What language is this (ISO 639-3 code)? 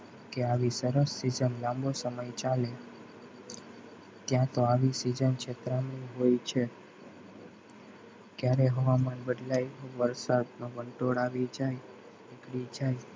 guj